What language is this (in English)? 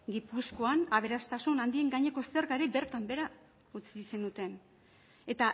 Basque